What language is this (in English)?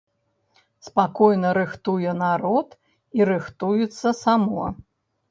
Belarusian